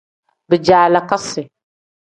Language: Tem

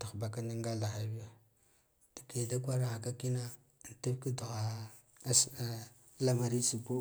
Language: Guduf-Gava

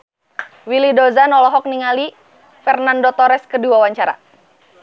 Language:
Sundanese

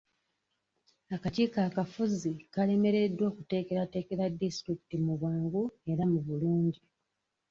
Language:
Ganda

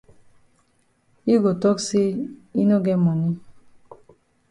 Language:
Cameroon Pidgin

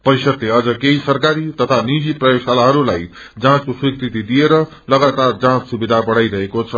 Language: Nepali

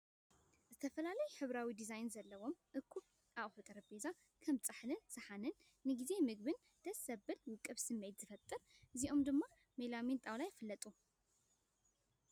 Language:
Tigrinya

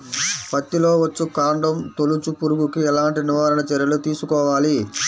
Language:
Telugu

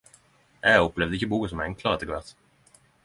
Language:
Norwegian Nynorsk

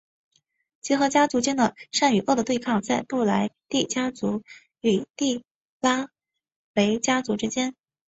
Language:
Chinese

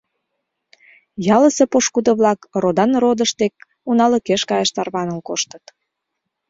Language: Mari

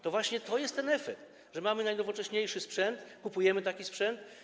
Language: Polish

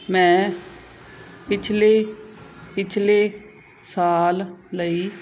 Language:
Punjabi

